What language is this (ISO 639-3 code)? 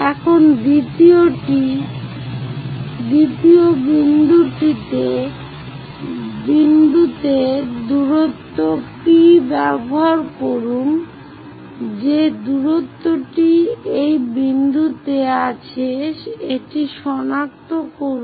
ben